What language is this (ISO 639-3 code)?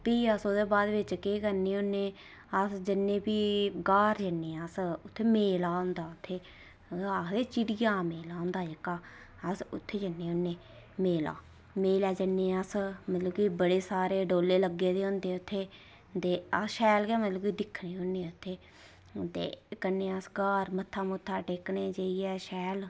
doi